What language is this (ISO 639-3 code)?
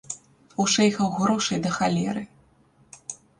bel